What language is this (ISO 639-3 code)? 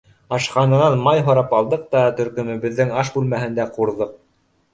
bak